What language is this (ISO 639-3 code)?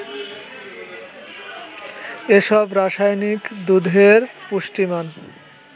ben